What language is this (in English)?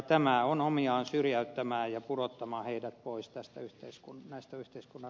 Finnish